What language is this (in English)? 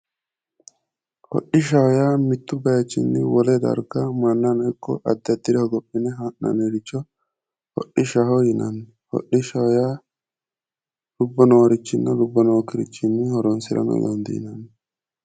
Sidamo